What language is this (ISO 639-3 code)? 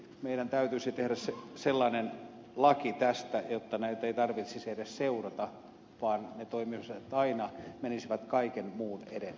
fin